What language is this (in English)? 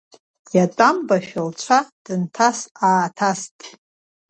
Abkhazian